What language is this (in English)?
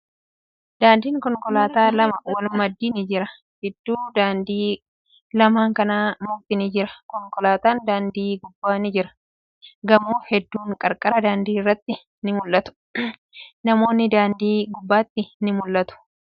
Oromo